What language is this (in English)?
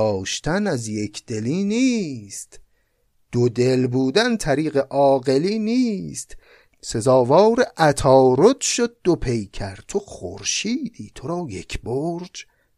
Persian